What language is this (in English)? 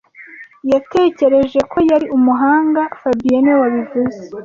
Kinyarwanda